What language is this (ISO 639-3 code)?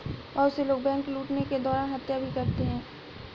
hin